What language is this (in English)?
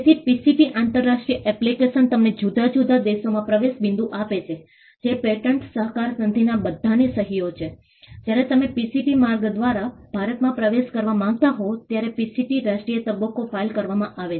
Gujarati